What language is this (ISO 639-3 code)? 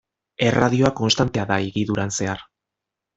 eus